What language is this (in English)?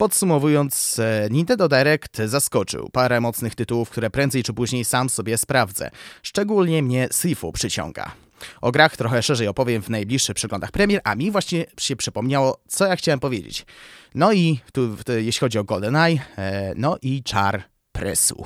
Polish